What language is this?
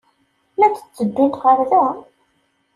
Kabyle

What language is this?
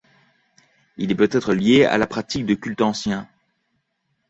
French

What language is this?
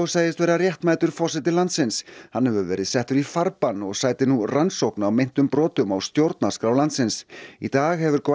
Icelandic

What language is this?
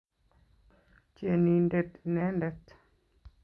Kalenjin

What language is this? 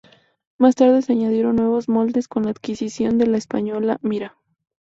Spanish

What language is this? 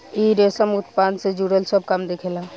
Bhojpuri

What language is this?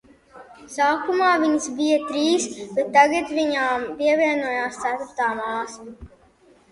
Latvian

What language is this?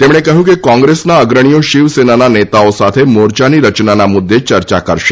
Gujarati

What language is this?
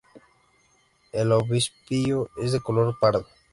Spanish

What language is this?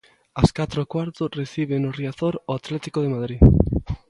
Galician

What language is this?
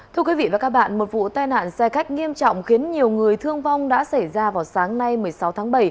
Vietnamese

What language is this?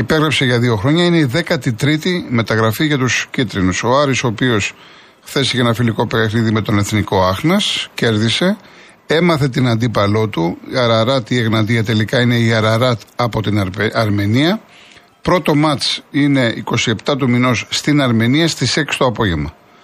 Greek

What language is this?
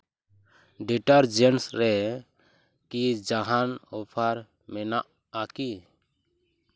Santali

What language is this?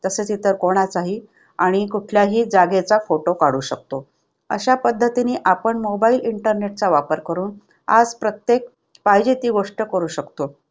Marathi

